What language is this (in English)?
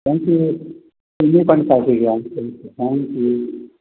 Marathi